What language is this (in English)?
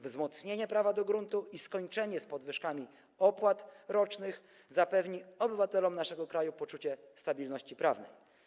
Polish